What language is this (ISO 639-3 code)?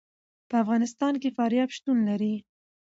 pus